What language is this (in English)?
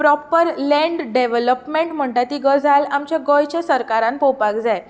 Konkani